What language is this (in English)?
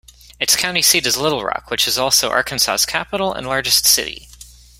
English